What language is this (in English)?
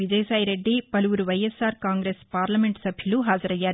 Telugu